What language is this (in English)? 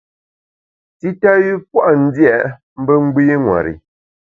Bamun